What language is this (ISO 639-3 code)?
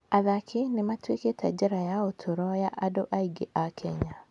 kik